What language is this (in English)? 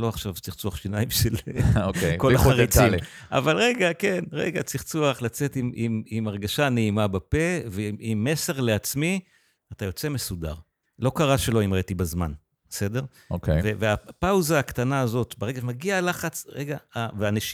Hebrew